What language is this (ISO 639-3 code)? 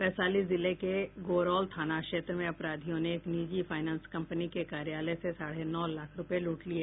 hin